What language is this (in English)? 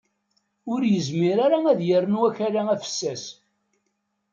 Kabyle